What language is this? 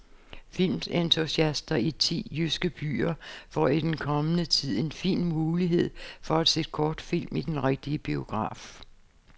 Danish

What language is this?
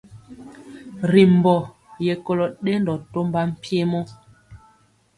Mpiemo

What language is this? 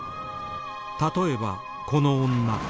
Japanese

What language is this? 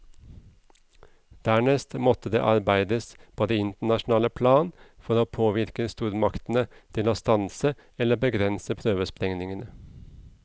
Norwegian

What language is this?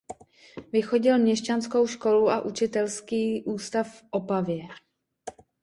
Czech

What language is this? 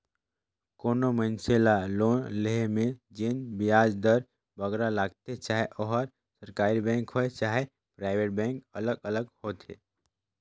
Chhattisgarhi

